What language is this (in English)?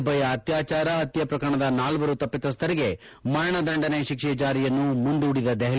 Kannada